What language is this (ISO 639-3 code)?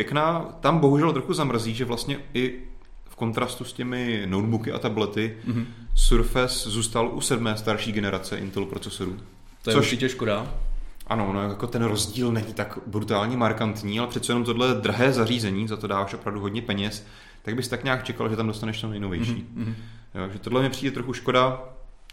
ces